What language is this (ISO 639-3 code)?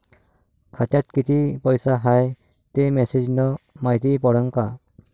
mar